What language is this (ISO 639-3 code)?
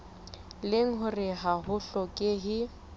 sot